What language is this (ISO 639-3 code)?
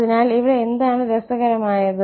mal